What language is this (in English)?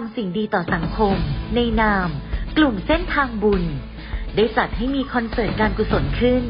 Thai